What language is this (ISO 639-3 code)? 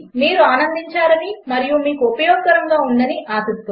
tel